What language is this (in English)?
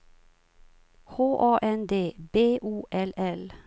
Swedish